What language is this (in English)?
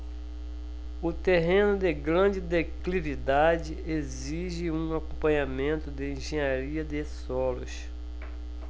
Portuguese